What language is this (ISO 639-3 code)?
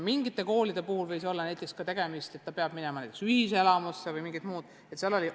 est